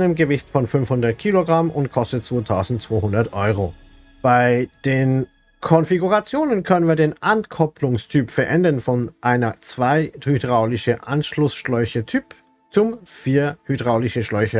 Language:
German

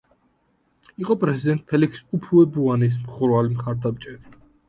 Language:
Georgian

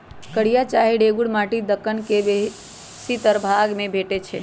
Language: Magahi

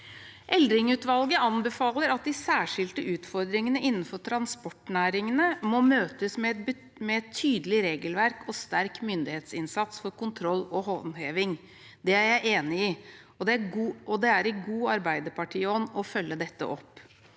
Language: Norwegian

